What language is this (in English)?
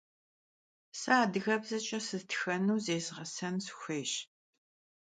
Kabardian